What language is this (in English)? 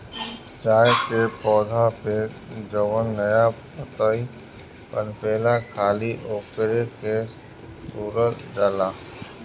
Bhojpuri